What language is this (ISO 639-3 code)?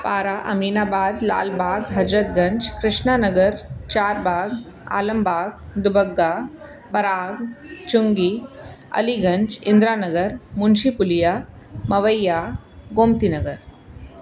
snd